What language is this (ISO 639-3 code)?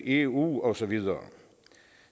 dan